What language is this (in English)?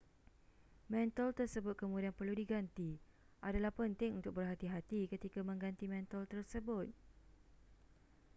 Malay